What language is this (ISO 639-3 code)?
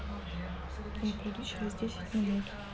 rus